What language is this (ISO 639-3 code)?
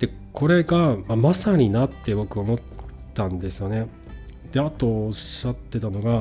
jpn